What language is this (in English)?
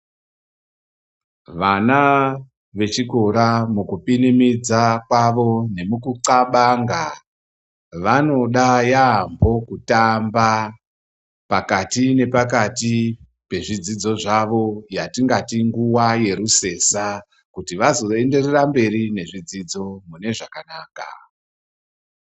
Ndau